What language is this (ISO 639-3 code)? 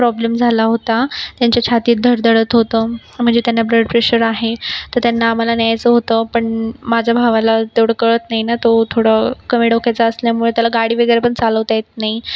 mar